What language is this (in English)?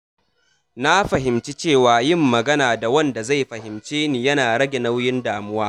Hausa